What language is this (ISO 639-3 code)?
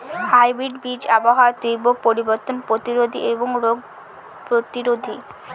ben